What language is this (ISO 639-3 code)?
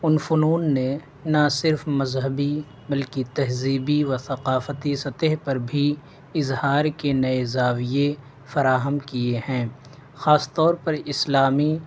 urd